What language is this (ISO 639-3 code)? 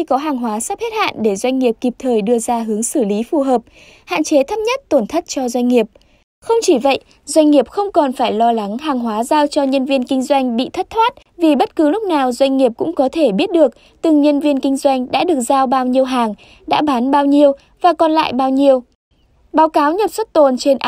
vie